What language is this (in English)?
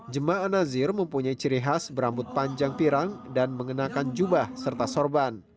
Indonesian